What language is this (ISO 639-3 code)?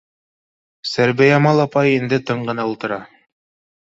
bak